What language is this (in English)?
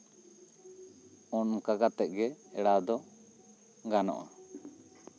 Santali